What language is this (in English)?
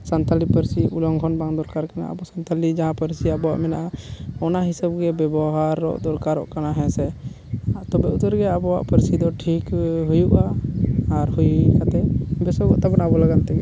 Santali